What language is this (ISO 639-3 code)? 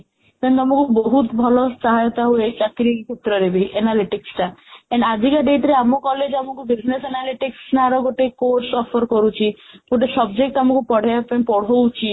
ori